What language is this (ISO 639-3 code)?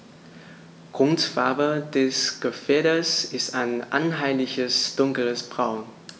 deu